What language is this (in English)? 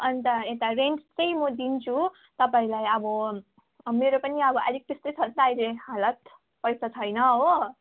Nepali